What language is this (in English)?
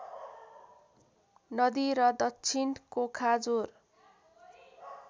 Nepali